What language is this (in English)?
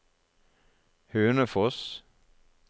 Norwegian